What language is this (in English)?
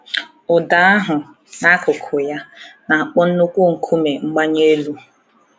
Igbo